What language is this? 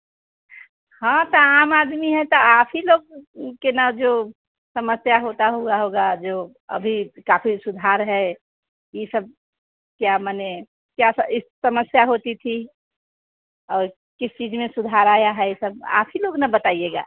Hindi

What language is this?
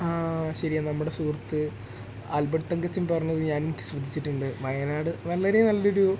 Malayalam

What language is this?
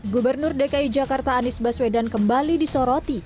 Indonesian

